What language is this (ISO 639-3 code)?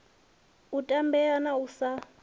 ven